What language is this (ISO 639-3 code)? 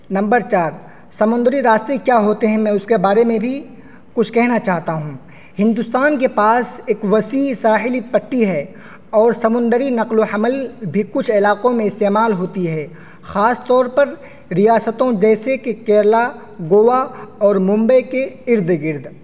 urd